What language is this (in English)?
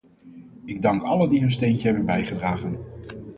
Dutch